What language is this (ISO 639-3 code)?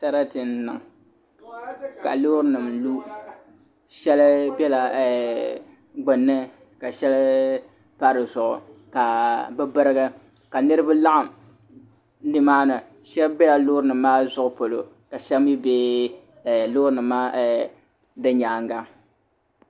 dag